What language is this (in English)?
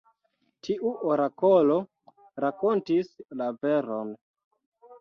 Esperanto